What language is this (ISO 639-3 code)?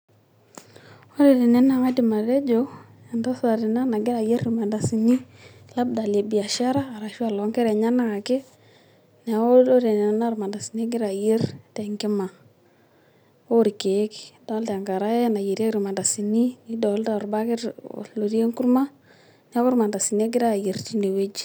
mas